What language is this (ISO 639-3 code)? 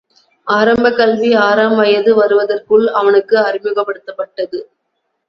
tam